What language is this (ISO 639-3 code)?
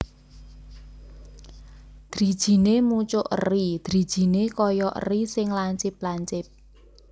jav